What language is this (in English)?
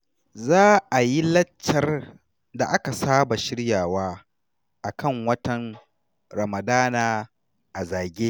Hausa